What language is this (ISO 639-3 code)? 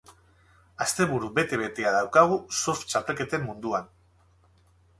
eus